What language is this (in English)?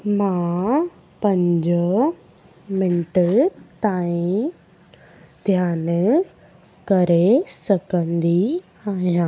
Sindhi